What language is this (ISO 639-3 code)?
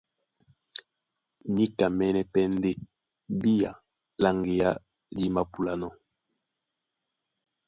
dua